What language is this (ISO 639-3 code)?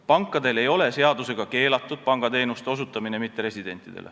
est